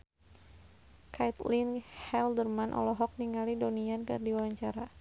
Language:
Sundanese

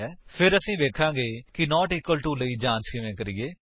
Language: Punjabi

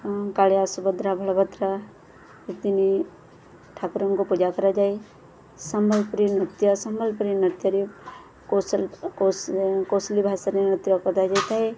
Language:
Odia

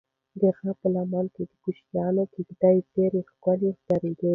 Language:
Pashto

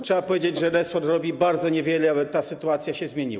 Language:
Polish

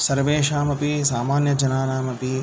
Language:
Sanskrit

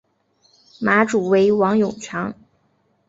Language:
Chinese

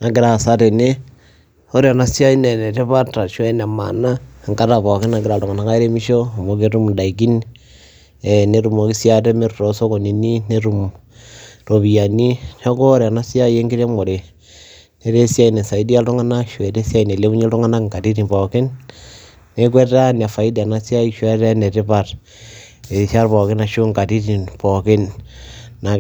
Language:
Masai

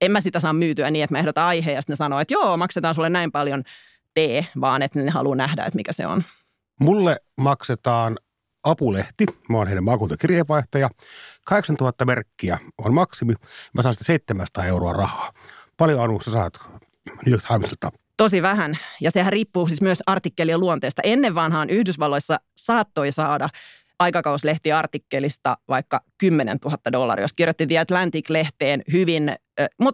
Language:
Finnish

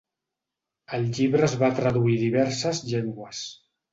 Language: Catalan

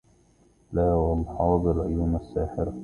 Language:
Arabic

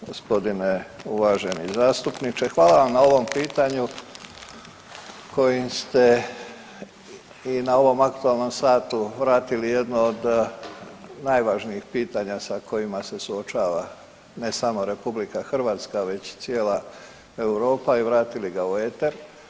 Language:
Croatian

